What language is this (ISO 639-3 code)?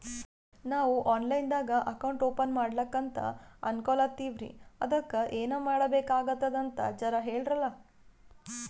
kan